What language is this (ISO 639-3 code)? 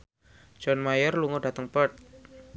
jav